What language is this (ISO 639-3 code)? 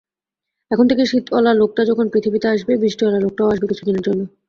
ben